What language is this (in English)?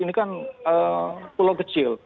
Indonesian